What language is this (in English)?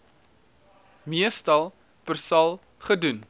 Afrikaans